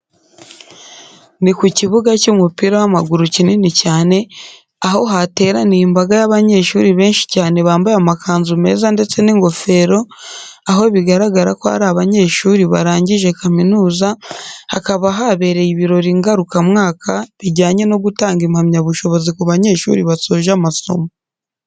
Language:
Kinyarwanda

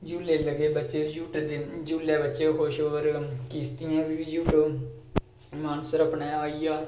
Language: Dogri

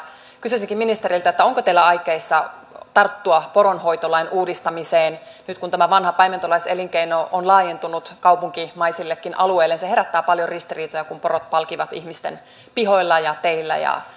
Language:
Finnish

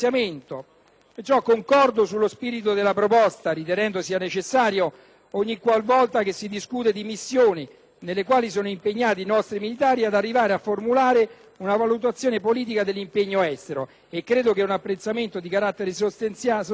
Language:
Italian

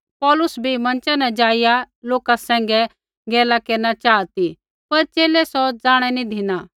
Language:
Kullu Pahari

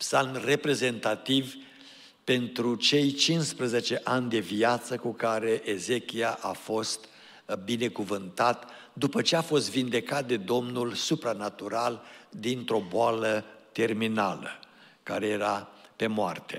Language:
Romanian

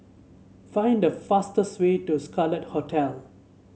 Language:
English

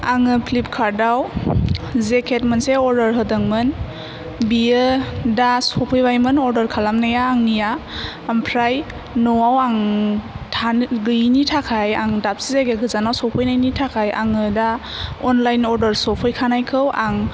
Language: Bodo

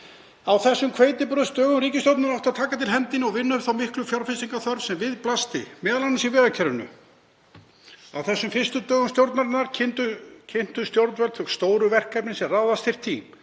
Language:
Icelandic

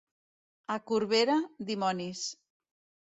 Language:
Catalan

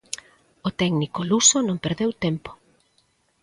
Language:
Galician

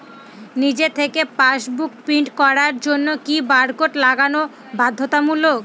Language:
Bangla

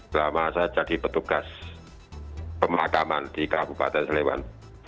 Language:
Indonesian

